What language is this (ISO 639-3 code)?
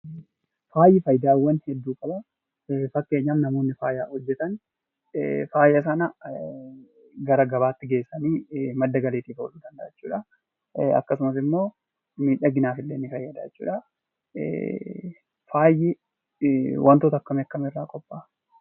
orm